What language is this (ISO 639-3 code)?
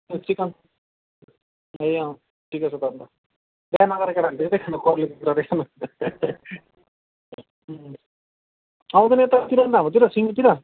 nep